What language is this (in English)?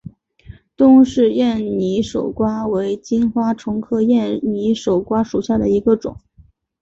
Chinese